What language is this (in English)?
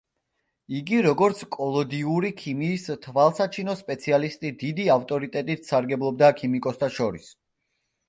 Georgian